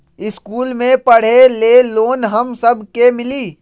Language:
Magahi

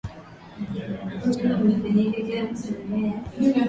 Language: Swahili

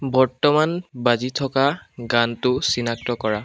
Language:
Assamese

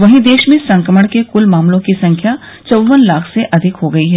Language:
Hindi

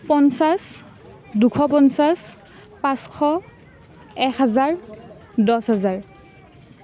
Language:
Assamese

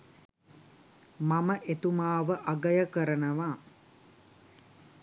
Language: Sinhala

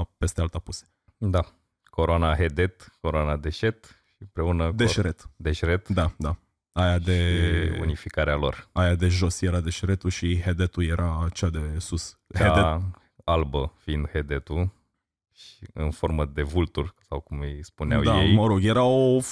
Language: Romanian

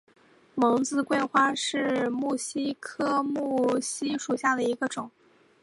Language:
Chinese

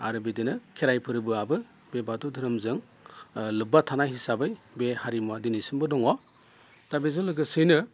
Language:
Bodo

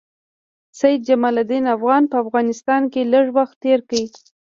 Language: Pashto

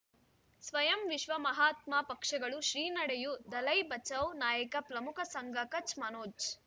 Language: Kannada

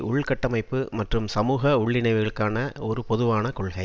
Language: Tamil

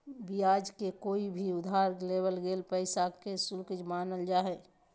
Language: Magahi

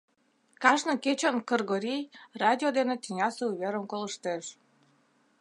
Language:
Mari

